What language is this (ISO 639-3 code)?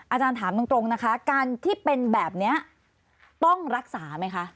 tha